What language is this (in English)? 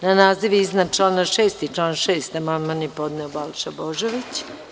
Serbian